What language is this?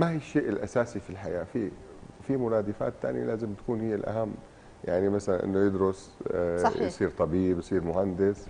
Arabic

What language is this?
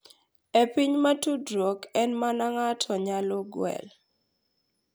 Luo (Kenya and Tanzania)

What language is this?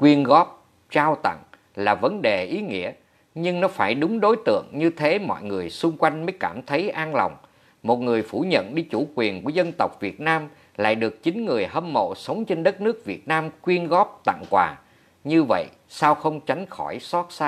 Vietnamese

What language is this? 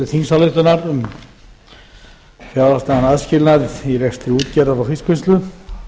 Icelandic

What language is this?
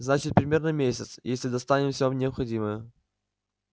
Russian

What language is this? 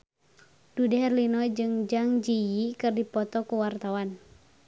Sundanese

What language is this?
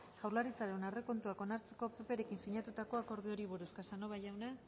Basque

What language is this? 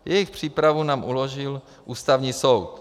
Czech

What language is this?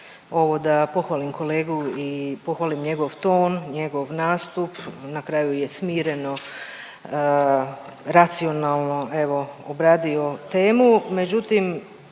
Croatian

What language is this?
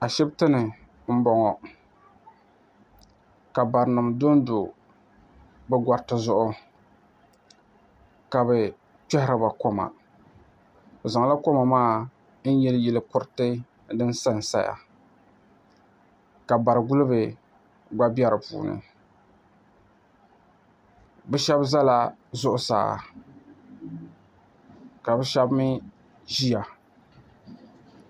Dagbani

